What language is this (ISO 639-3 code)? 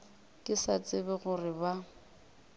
nso